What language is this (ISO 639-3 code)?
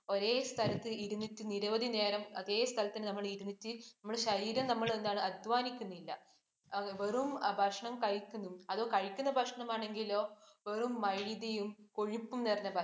mal